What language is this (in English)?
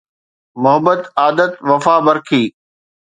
Sindhi